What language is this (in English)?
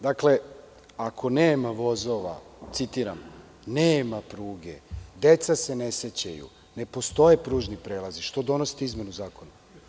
Serbian